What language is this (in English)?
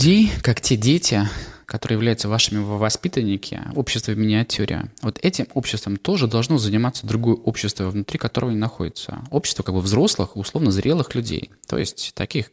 Russian